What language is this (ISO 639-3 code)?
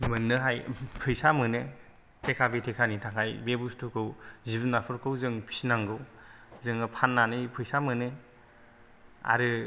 brx